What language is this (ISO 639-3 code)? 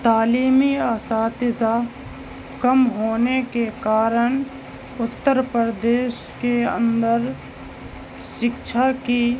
urd